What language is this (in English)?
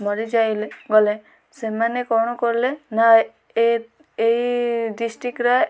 Odia